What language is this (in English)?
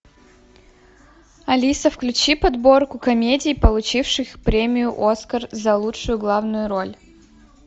Russian